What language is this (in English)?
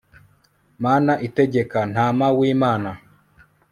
Kinyarwanda